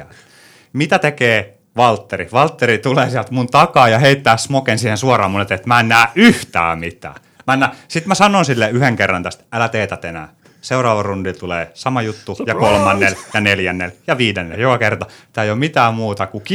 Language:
Finnish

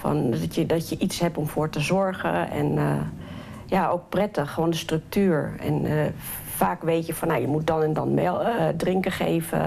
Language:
Dutch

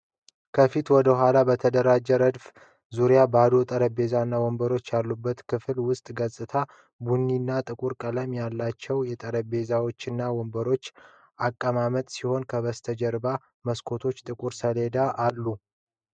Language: Amharic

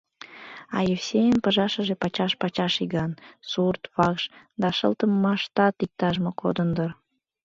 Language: Mari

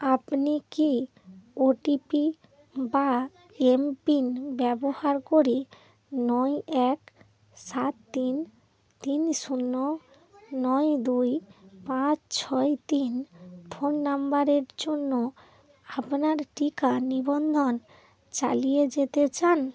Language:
Bangla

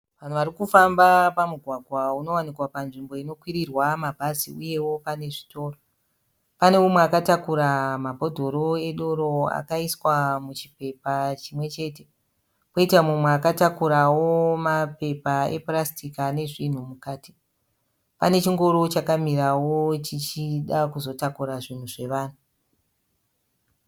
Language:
Shona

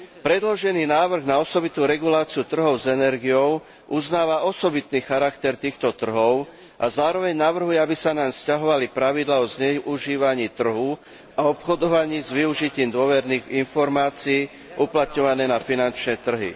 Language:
Slovak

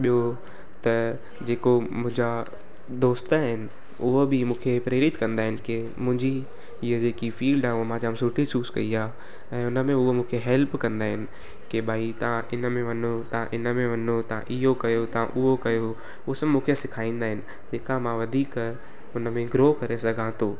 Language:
Sindhi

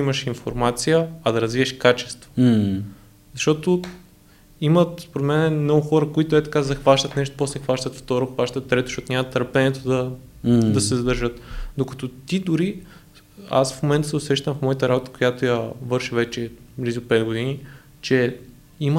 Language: Bulgarian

